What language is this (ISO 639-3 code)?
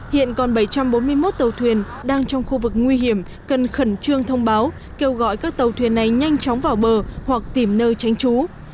vie